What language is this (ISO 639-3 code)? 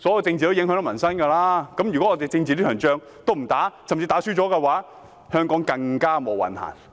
yue